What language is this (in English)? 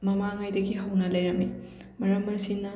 Manipuri